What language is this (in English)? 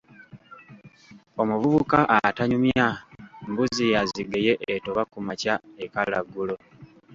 Ganda